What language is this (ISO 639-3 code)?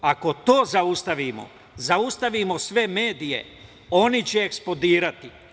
srp